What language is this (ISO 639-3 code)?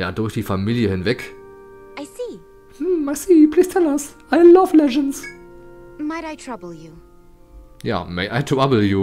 deu